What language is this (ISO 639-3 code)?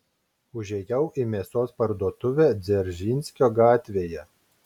lit